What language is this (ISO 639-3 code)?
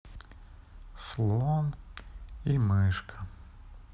rus